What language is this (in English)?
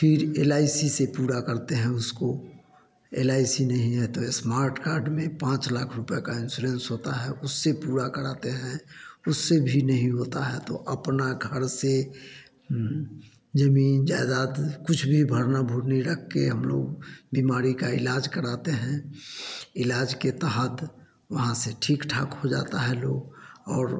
Hindi